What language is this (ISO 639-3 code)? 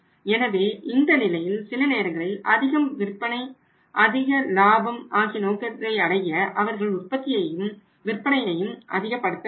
tam